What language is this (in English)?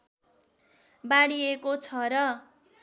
Nepali